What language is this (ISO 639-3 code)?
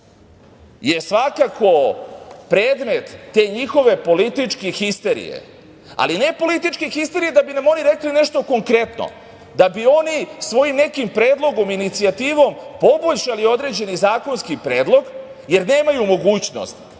srp